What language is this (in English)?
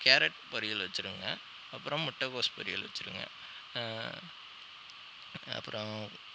Tamil